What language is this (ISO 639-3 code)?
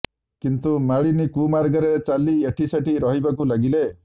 ori